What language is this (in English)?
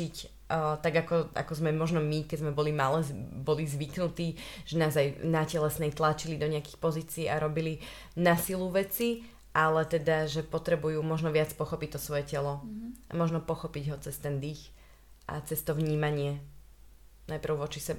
Slovak